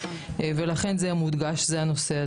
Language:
Hebrew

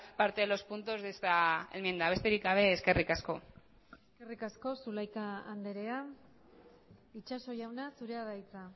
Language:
Basque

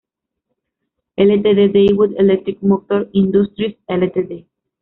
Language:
Spanish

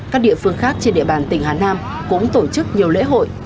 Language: Vietnamese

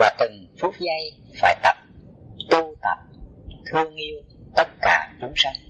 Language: Vietnamese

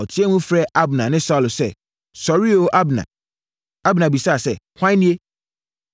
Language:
Akan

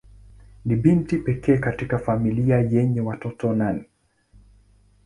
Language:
Swahili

